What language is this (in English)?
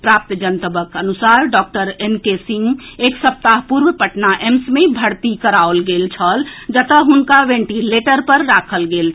Maithili